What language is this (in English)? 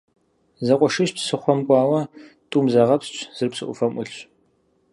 Kabardian